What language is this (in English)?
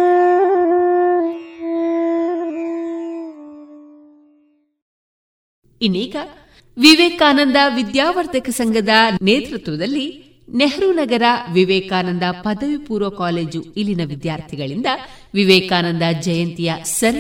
Kannada